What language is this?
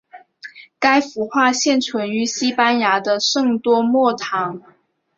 Chinese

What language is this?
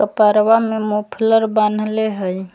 Magahi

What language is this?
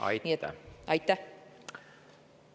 Estonian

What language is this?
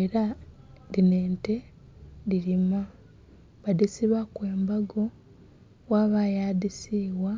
Soga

